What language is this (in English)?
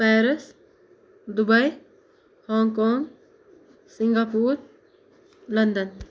Kashmiri